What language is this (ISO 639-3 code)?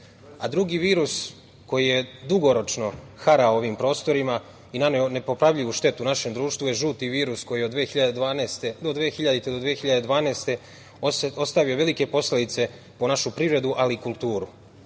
srp